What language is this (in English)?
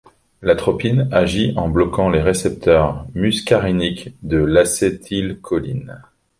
French